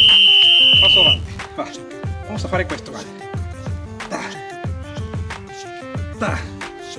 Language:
Spanish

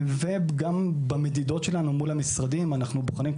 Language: Hebrew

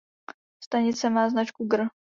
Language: Czech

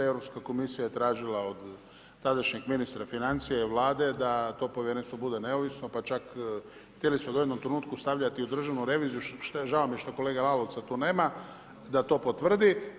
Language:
Croatian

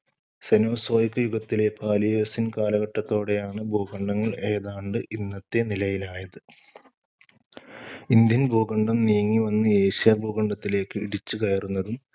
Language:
Malayalam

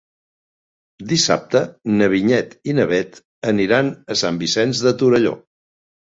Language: Catalan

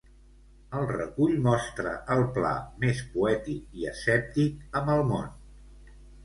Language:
Catalan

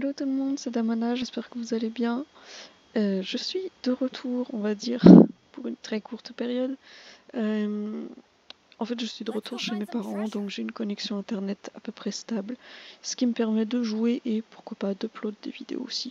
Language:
French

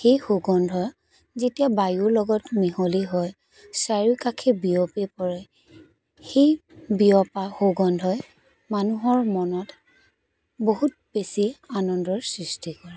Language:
Assamese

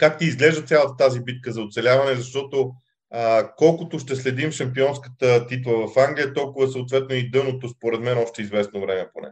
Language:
Bulgarian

